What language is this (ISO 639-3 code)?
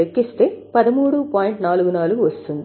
tel